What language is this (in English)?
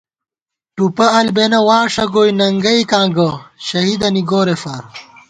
Gawar-Bati